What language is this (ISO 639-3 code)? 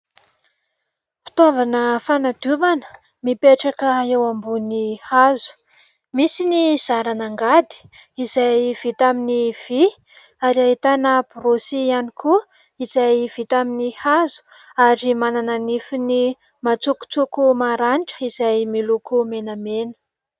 mlg